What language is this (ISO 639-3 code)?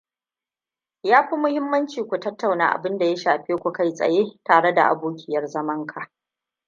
hau